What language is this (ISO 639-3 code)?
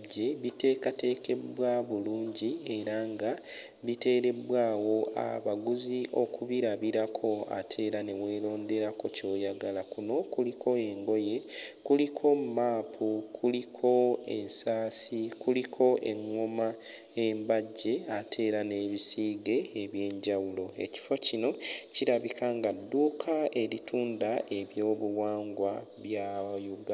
lug